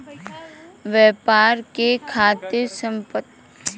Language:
Bhojpuri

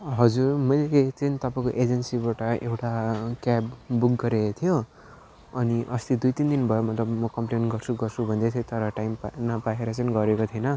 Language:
Nepali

